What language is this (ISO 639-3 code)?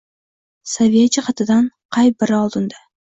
uzb